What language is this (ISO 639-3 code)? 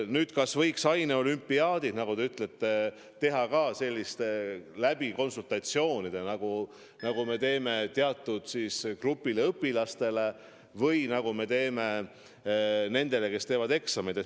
est